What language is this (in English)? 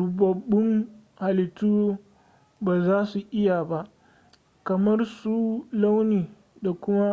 Hausa